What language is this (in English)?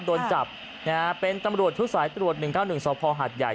Thai